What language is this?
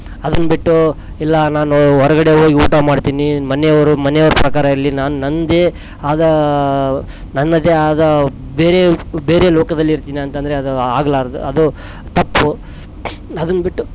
Kannada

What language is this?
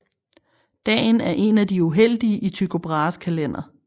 Danish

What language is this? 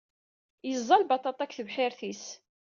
Kabyle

